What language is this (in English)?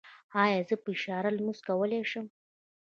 Pashto